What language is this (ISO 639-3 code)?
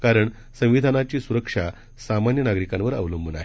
mar